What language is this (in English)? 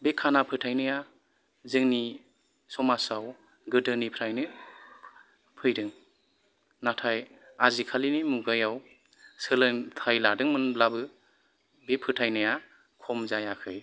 Bodo